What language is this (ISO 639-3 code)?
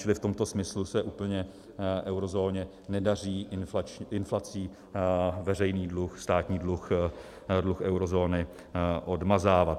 ces